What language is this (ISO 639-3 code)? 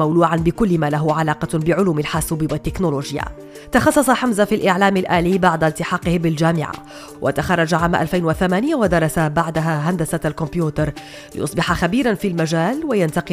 ara